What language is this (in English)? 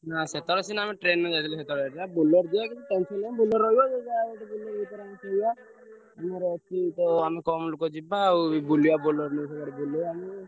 Odia